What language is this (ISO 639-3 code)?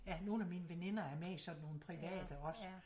dan